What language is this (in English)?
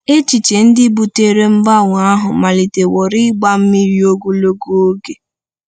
Igbo